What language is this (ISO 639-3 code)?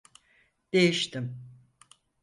tur